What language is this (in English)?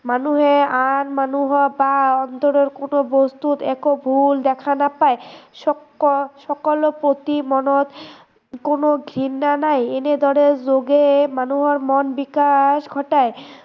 Assamese